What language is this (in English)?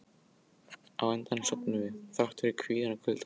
Icelandic